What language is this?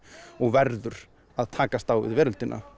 Icelandic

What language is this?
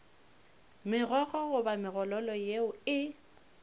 Northern Sotho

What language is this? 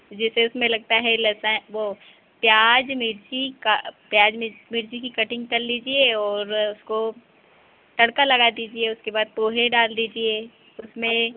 Hindi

